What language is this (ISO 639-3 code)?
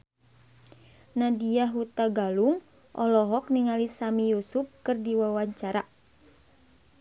sun